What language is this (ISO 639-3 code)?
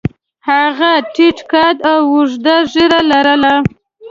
pus